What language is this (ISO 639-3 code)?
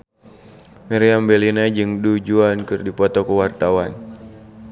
sun